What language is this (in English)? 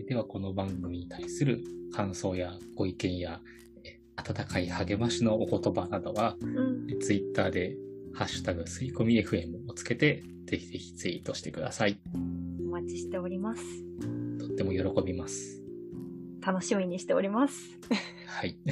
Japanese